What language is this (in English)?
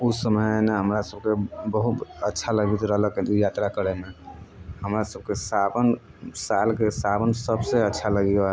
Maithili